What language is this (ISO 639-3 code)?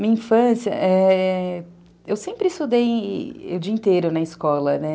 por